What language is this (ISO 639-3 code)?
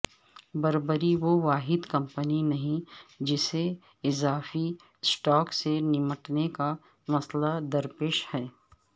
urd